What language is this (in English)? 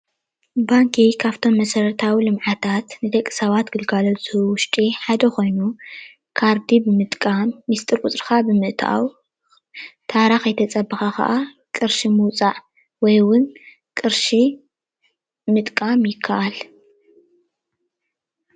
Tigrinya